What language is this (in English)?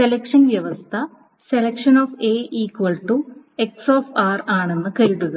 Malayalam